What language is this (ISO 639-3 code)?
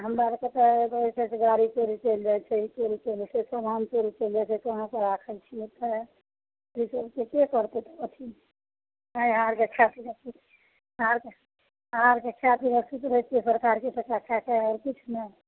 mai